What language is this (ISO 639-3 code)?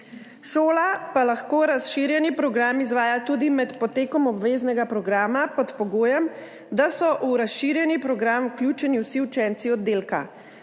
slv